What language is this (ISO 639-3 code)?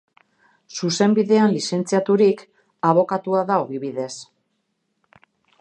eus